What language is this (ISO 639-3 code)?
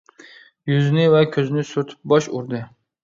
uig